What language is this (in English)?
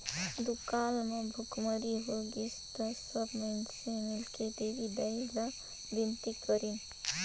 Chhattisgarhi